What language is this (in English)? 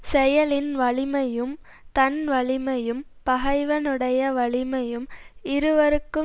Tamil